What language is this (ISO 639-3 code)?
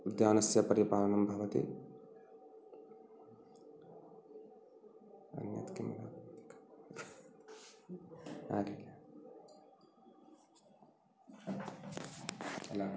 san